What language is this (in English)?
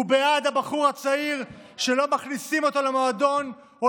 Hebrew